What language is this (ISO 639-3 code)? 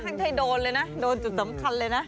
tha